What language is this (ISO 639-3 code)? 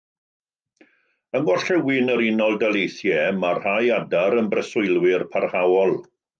cym